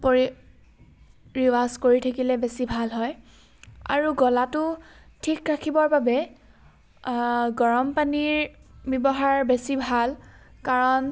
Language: Assamese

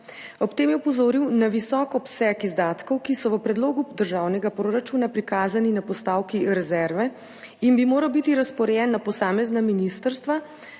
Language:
Slovenian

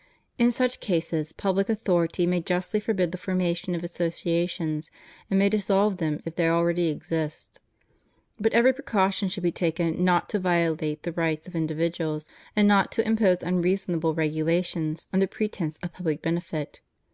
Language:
English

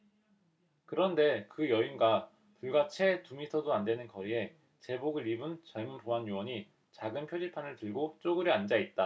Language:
Korean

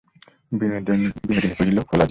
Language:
Bangla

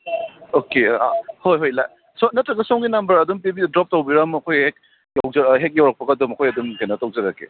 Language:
Manipuri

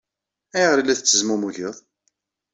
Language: Kabyle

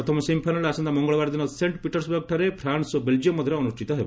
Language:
Odia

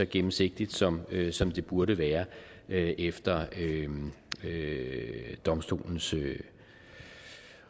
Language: Danish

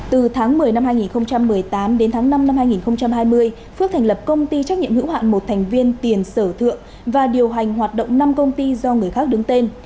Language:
Vietnamese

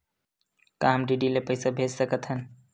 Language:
Chhattisgarhi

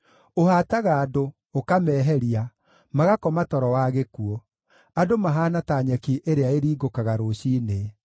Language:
Kikuyu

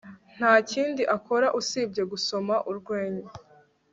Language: Kinyarwanda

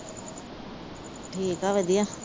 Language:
Punjabi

